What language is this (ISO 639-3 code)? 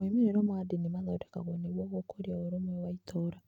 kik